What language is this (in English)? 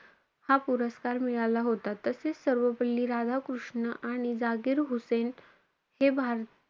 Marathi